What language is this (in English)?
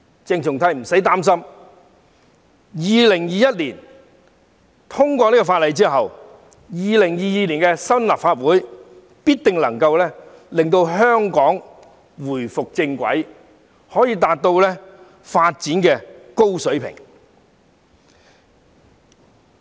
Cantonese